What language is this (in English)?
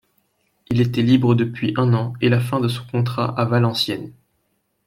French